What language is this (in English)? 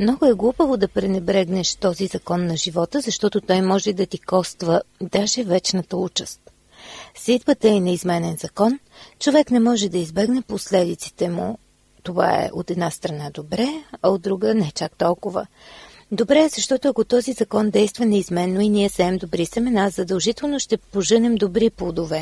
Bulgarian